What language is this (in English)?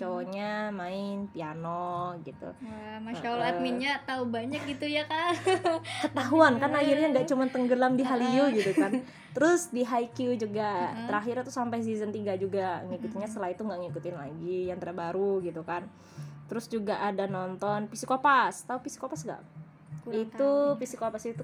Indonesian